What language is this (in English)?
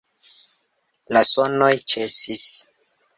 Esperanto